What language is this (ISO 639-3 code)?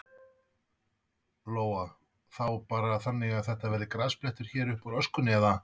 isl